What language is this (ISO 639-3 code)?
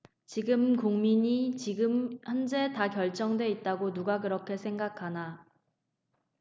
kor